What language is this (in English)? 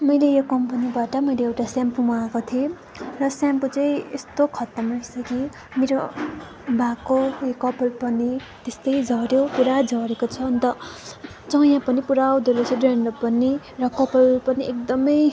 Nepali